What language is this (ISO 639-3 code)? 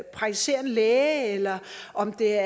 dan